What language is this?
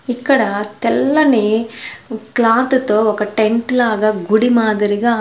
Telugu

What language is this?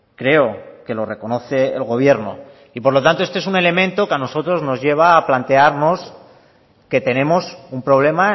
Spanish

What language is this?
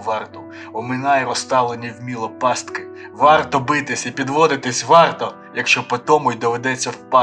Ukrainian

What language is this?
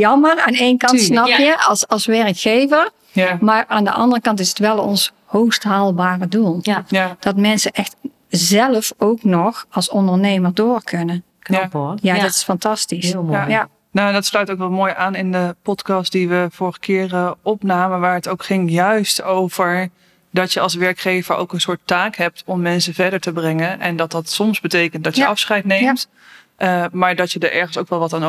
Dutch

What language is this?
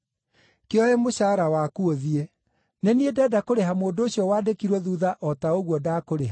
Kikuyu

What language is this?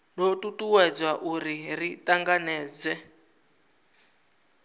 Venda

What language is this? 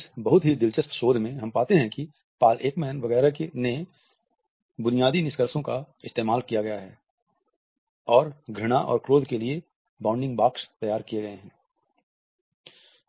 Hindi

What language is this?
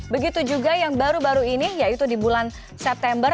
Indonesian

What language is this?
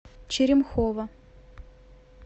Russian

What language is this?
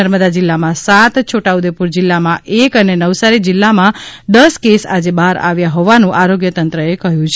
Gujarati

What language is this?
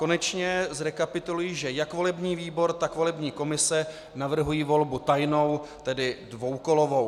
Czech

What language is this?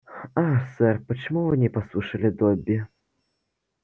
Russian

